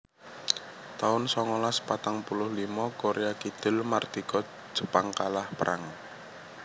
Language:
Javanese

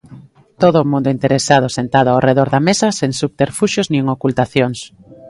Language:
Galician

